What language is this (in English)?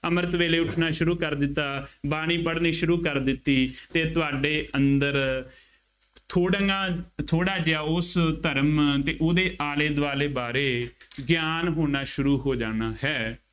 Punjabi